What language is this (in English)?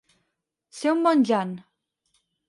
Catalan